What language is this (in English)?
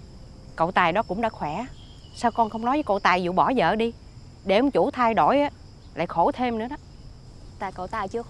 Vietnamese